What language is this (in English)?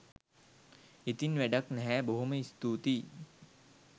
Sinhala